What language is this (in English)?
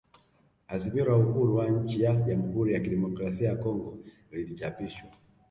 Swahili